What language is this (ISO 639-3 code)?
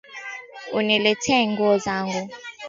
swa